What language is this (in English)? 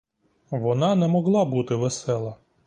Ukrainian